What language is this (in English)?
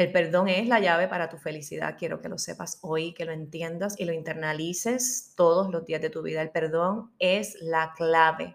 Spanish